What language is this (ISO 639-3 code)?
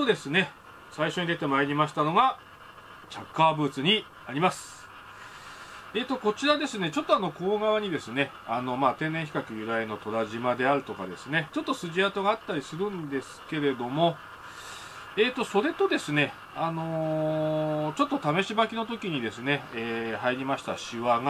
jpn